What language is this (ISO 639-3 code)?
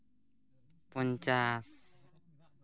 sat